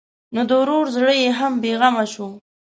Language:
Pashto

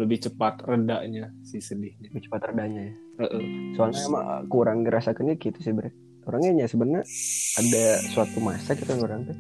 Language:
Indonesian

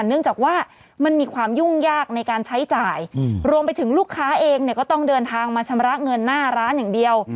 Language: Thai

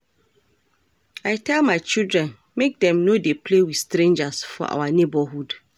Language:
Nigerian Pidgin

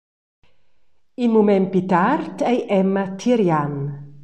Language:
Romansh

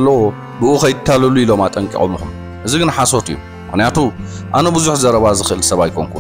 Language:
Arabic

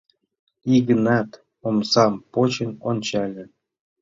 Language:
Mari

